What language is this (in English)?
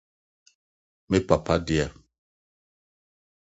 Akan